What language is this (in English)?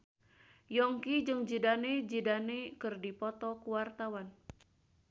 Sundanese